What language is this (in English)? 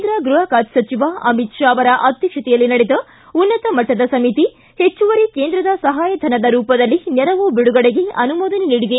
Kannada